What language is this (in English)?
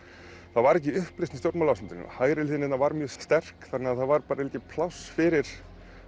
Icelandic